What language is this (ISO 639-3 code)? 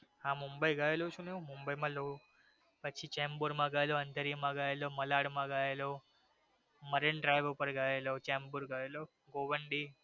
guj